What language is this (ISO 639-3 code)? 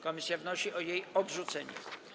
pol